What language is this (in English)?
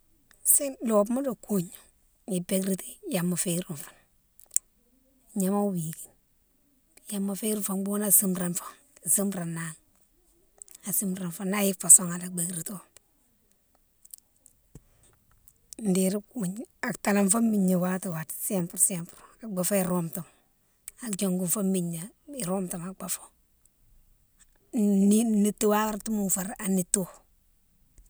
Mansoanka